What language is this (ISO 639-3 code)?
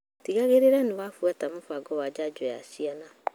kik